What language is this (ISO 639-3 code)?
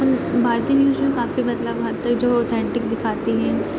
urd